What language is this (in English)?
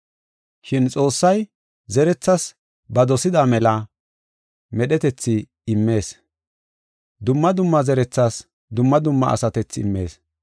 Gofa